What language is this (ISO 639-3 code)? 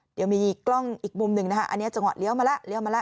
tha